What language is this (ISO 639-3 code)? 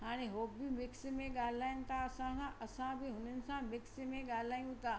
snd